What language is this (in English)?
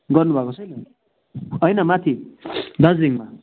Nepali